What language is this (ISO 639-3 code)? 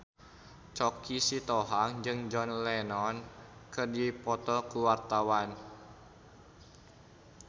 sun